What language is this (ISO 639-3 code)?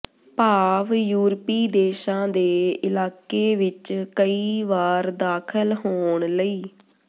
pan